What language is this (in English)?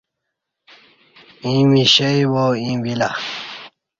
Kati